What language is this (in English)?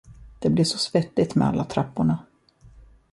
Swedish